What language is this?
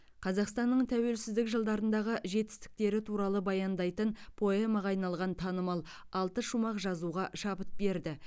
Kazakh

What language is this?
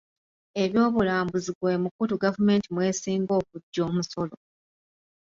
Ganda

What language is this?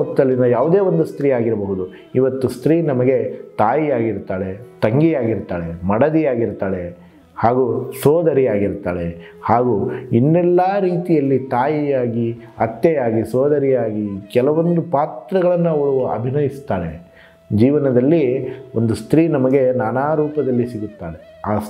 Kannada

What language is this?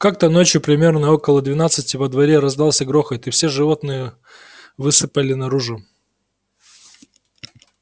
Russian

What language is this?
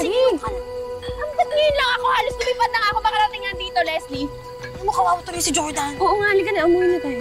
Filipino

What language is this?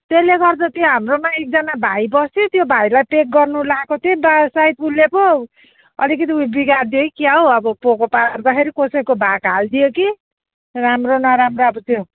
Nepali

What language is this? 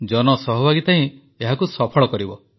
Odia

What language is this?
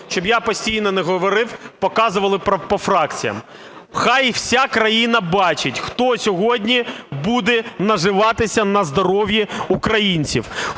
Ukrainian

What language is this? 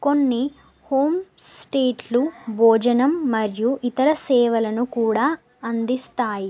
Telugu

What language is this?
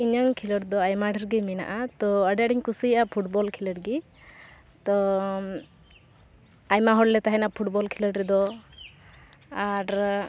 Santali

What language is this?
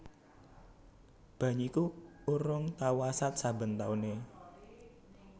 Javanese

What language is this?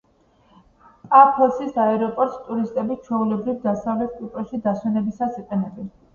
Georgian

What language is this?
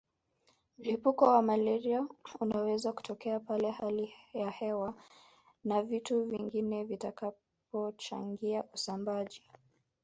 Swahili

